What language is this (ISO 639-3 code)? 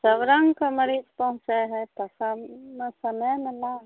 mai